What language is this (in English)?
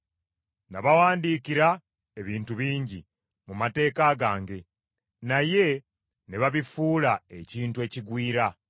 Ganda